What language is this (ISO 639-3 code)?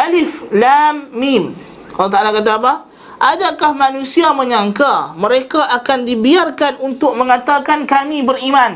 msa